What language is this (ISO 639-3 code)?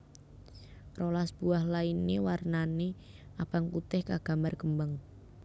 jav